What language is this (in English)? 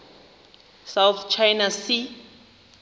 Xhosa